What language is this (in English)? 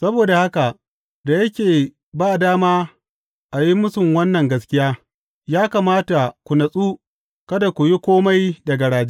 Hausa